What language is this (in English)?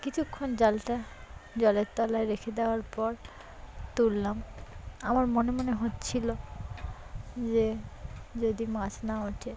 Bangla